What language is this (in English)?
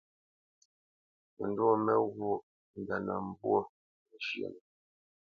Bamenyam